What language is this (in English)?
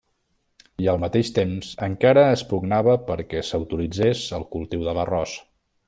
Catalan